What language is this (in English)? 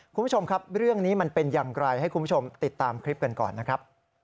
Thai